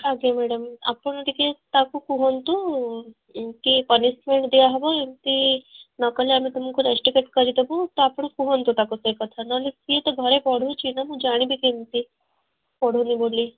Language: Odia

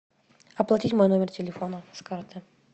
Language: Russian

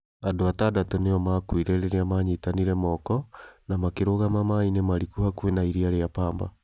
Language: Kikuyu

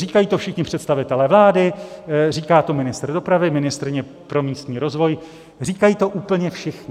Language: Czech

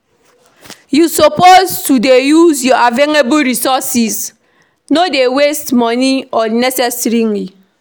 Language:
Nigerian Pidgin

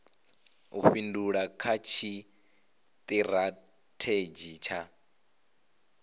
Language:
Venda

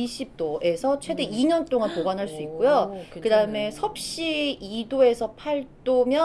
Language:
Korean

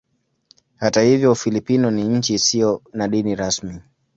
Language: Swahili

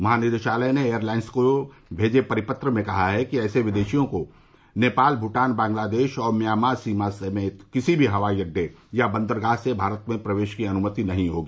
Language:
Hindi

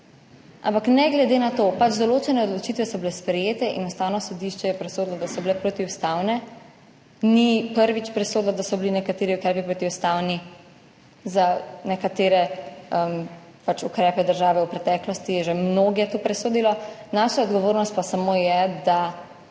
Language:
Slovenian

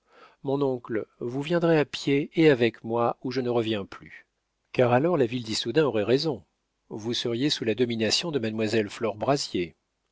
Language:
French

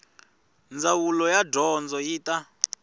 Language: Tsonga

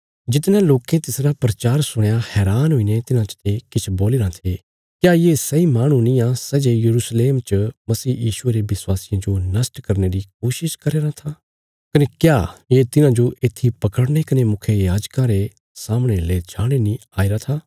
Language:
Bilaspuri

